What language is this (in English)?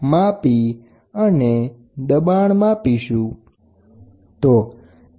Gujarati